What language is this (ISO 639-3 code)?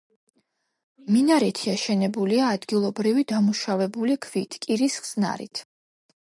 kat